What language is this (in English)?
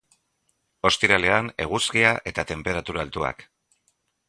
Basque